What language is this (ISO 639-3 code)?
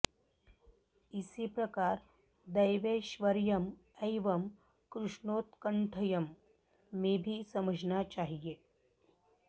san